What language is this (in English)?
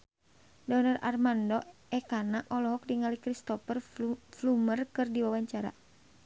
Sundanese